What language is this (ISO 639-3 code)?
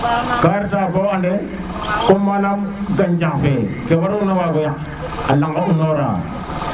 srr